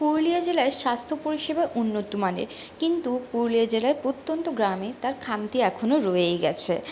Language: Bangla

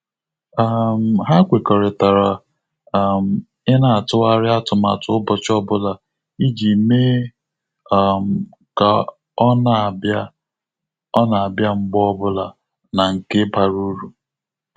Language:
Igbo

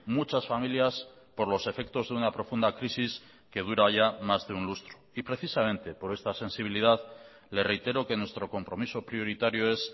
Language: Spanish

